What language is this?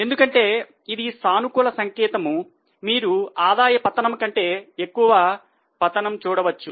Telugu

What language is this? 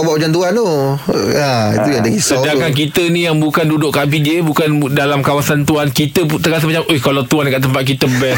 Malay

